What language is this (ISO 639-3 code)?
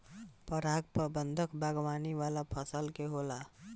bho